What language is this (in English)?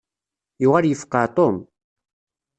Kabyle